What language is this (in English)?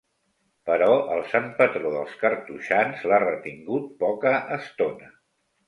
Catalan